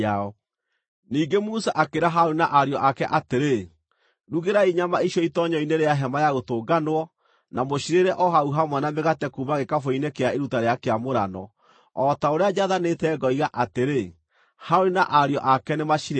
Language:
Kikuyu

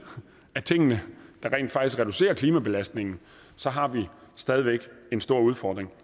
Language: Danish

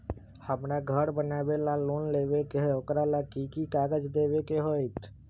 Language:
Magahi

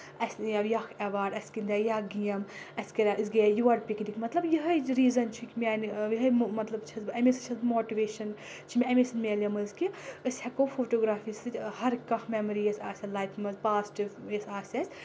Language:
Kashmiri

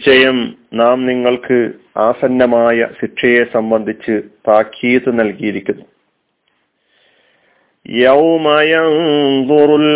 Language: Malayalam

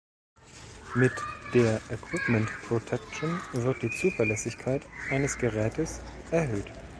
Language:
German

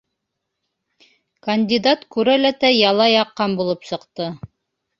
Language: Bashkir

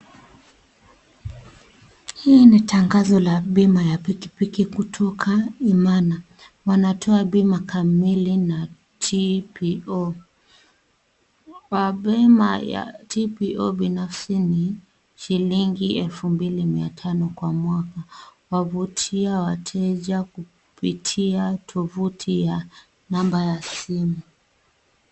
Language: Swahili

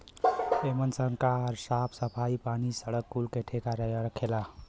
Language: Bhojpuri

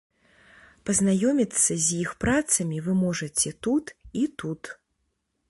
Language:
Belarusian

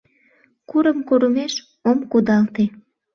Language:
Mari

